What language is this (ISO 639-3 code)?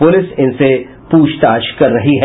hin